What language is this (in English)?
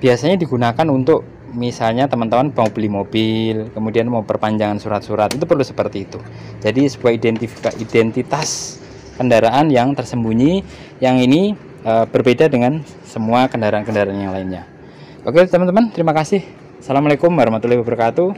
Indonesian